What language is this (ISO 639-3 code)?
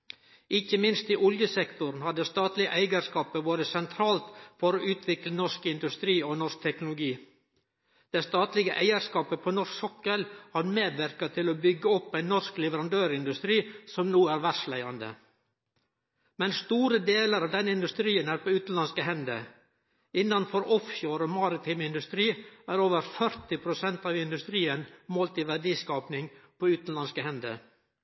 nno